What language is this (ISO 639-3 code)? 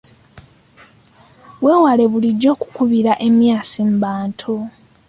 lug